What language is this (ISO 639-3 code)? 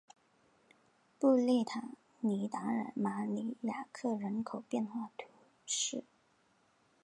zho